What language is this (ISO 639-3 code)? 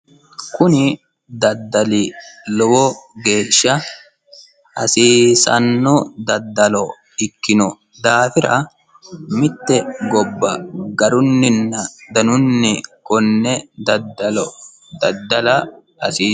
sid